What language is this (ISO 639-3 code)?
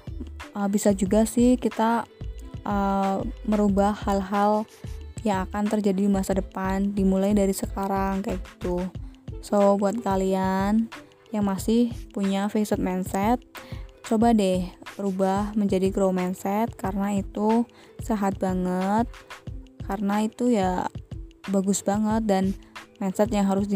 ind